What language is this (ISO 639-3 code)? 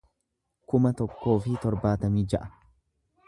orm